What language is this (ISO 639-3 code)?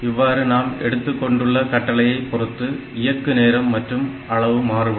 tam